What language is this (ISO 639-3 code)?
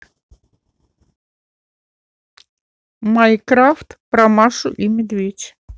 rus